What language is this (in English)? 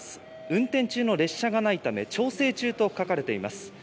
Japanese